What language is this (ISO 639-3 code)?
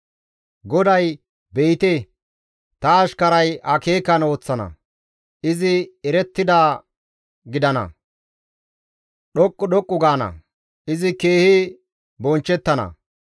gmv